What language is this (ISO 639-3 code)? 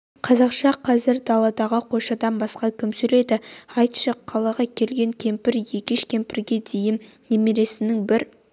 kaz